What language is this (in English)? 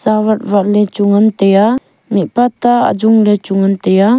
Wancho Naga